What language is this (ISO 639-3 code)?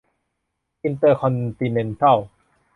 tha